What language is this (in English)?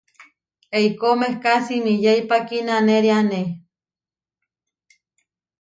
Huarijio